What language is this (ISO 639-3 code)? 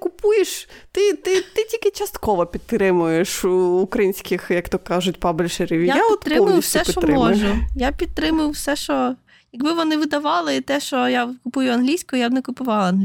ukr